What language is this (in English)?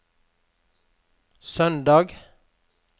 Norwegian